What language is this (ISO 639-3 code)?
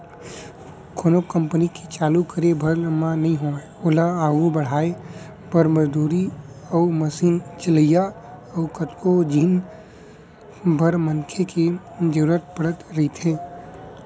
hne